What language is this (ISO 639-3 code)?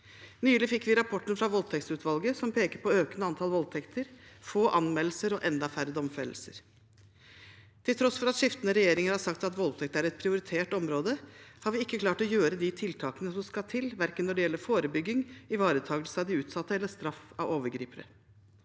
nor